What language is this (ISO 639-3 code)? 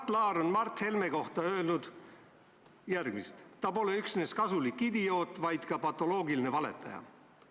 est